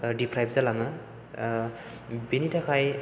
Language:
Bodo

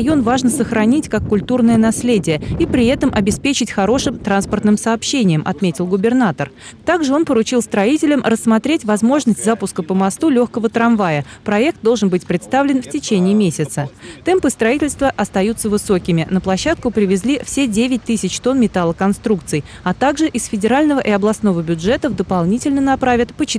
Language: Russian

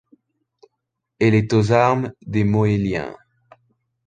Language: French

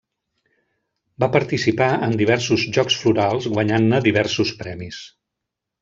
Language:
Catalan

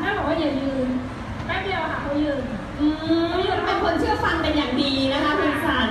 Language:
Thai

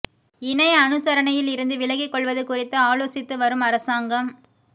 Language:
Tamil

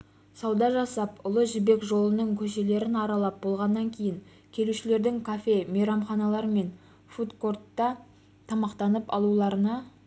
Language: Kazakh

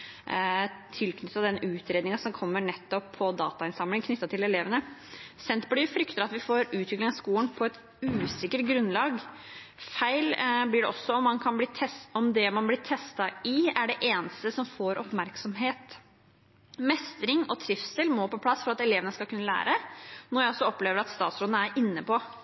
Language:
Norwegian Bokmål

